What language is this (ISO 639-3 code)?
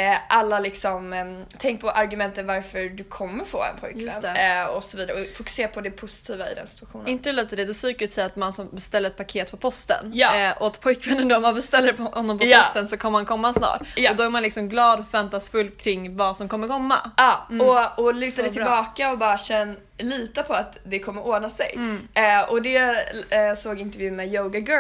swe